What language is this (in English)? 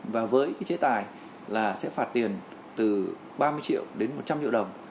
Vietnamese